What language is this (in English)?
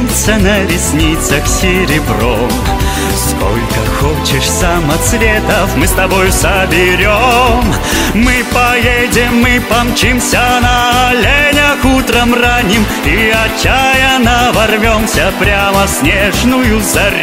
Russian